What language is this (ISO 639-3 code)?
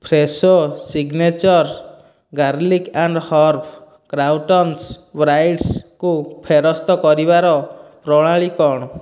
ori